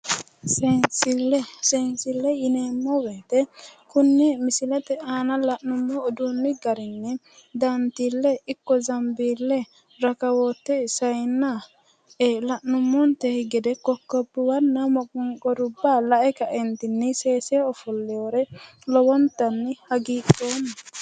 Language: Sidamo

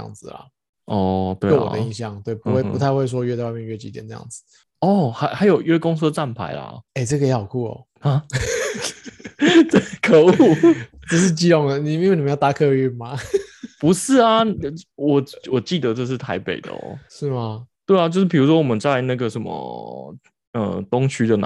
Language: Chinese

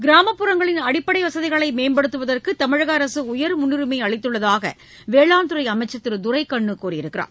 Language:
Tamil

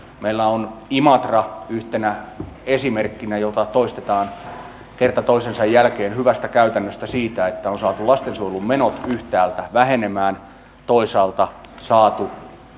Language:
Finnish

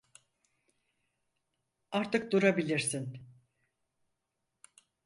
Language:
Turkish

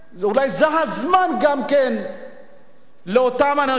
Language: Hebrew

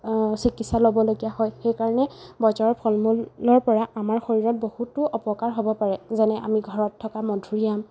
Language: Assamese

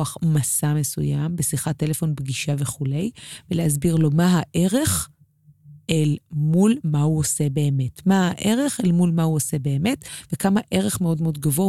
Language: Hebrew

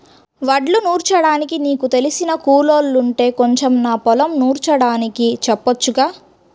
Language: Telugu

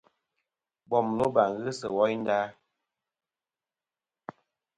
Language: Kom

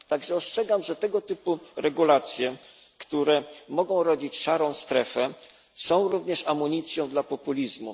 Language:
Polish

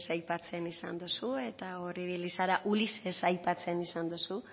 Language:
Basque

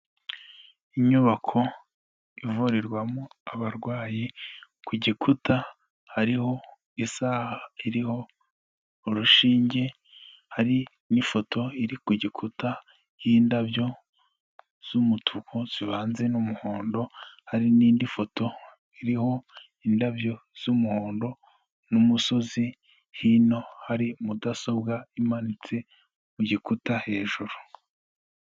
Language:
Kinyarwanda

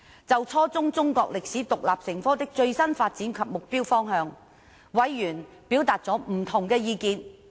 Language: Cantonese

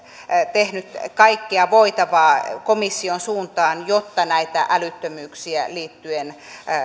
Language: Finnish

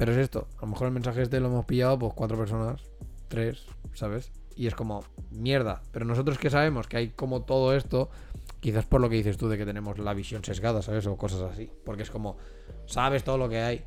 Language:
Spanish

